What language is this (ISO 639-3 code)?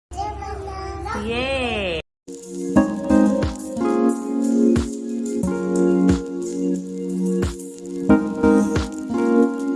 hin